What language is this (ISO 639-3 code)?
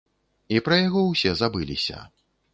bel